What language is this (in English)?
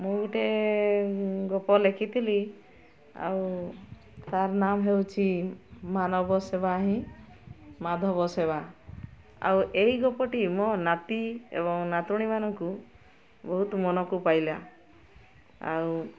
Odia